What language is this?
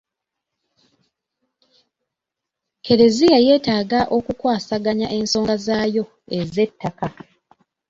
Ganda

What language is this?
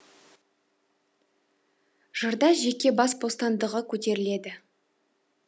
Kazakh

